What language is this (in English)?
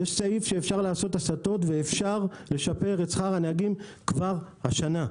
Hebrew